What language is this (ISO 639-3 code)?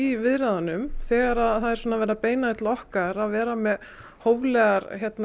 isl